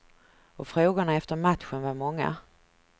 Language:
Swedish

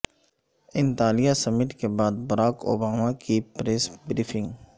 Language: Urdu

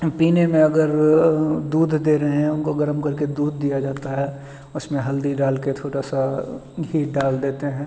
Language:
Hindi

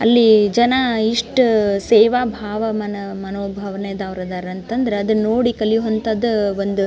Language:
Kannada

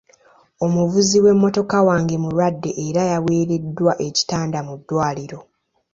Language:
Ganda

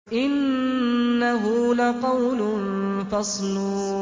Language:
Arabic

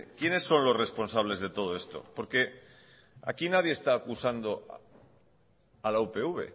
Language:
Spanish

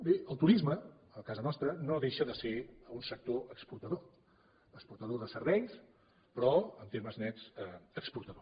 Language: Catalan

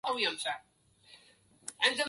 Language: Arabic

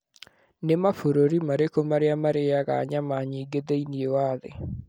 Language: Kikuyu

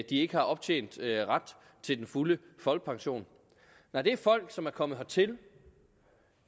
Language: Danish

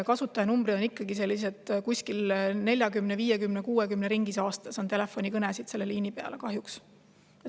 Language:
Estonian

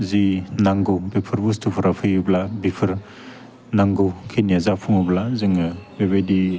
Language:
Bodo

